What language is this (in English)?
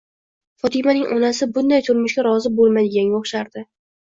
Uzbek